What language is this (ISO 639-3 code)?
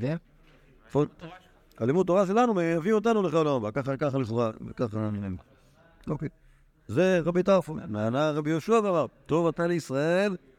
heb